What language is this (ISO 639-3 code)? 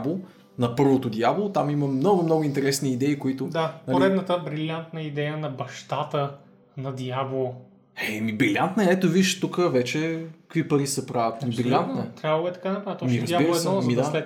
bul